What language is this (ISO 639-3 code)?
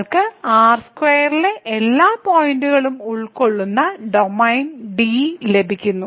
mal